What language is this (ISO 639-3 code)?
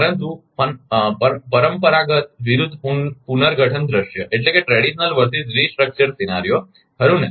guj